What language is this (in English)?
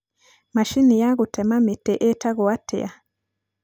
Kikuyu